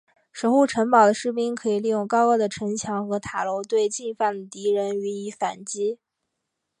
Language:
Chinese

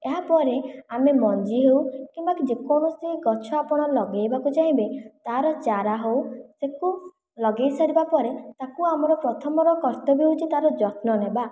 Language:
Odia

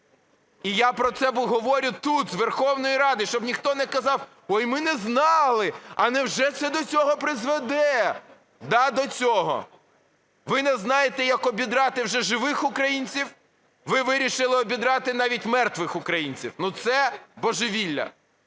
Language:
Ukrainian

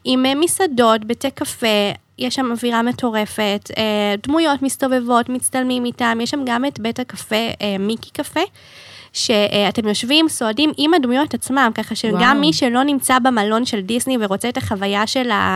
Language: Hebrew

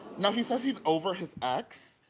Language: English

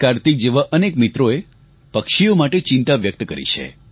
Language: Gujarati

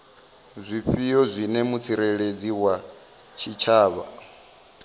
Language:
Venda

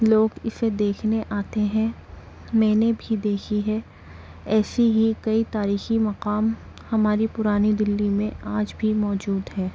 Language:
Urdu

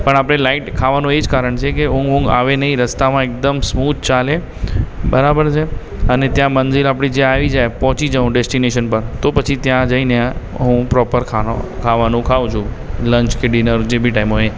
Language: Gujarati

